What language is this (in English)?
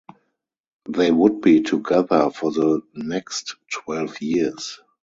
English